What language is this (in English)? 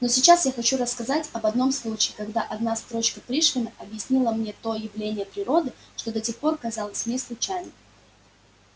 Russian